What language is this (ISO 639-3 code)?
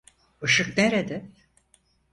tur